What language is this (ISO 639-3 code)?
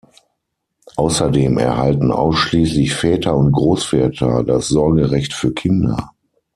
deu